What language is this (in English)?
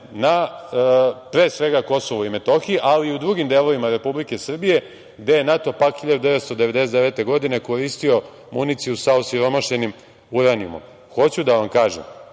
Serbian